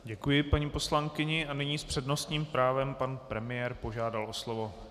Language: Czech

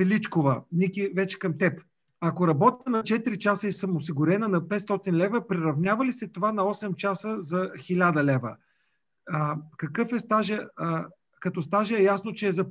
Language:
Bulgarian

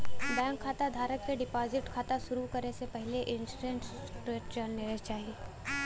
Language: Bhojpuri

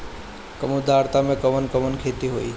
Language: Bhojpuri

